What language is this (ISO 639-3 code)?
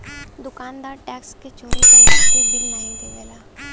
bho